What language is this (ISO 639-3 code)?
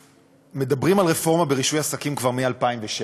heb